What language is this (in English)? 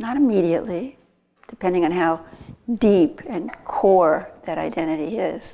English